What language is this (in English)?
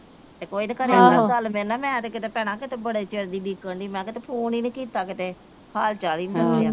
Punjabi